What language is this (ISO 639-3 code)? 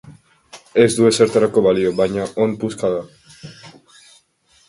eus